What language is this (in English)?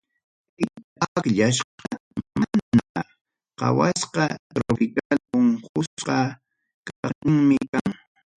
Ayacucho Quechua